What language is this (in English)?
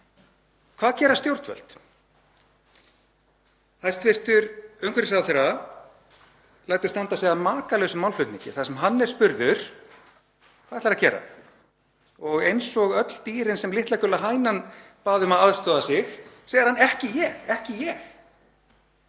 Icelandic